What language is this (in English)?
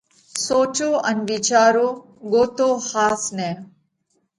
Parkari Koli